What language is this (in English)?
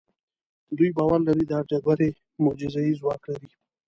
Pashto